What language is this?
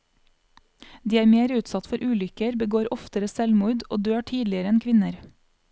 Norwegian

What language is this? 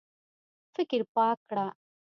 Pashto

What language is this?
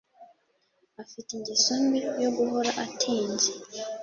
Kinyarwanda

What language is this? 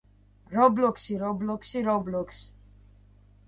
Georgian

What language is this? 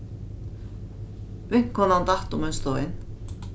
Faroese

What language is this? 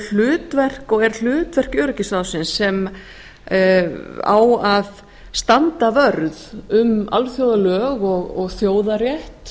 Icelandic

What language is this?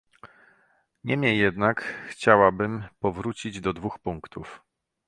Polish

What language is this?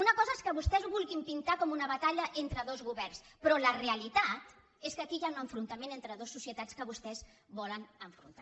Catalan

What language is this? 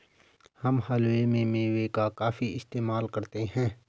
Hindi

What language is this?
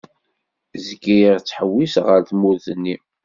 Kabyle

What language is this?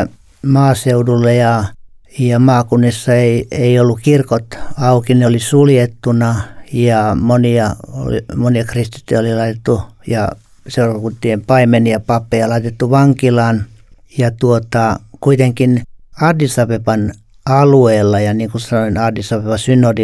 Finnish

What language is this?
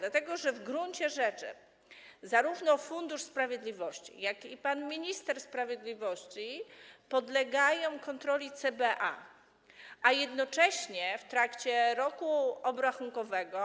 Polish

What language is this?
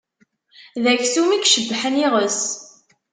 Kabyle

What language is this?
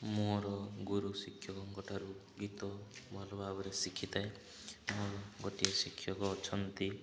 Odia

